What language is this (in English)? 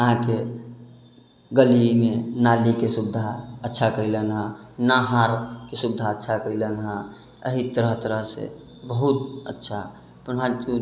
Maithili